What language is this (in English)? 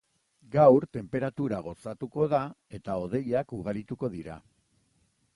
Basque